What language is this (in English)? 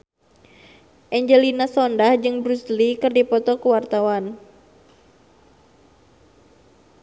Sundanese